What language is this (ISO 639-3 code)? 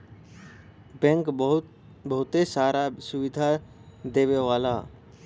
bho